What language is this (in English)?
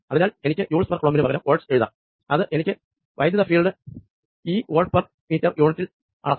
Malayalam